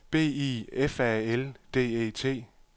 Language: Danish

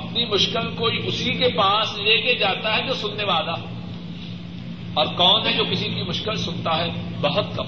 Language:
Urdu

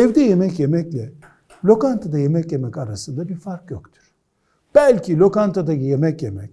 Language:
Turkish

